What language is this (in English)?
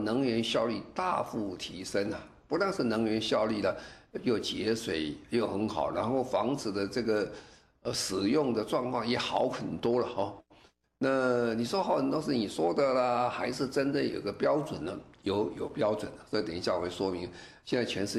Chinese